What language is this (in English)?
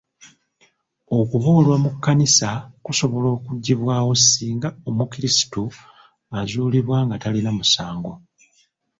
Ganda